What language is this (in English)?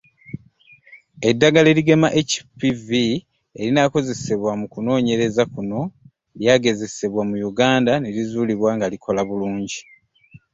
Ganda